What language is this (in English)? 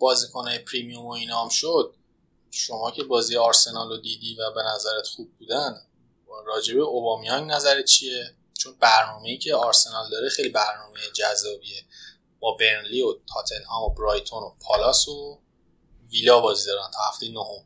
Persian